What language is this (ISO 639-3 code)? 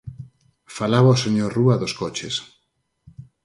glg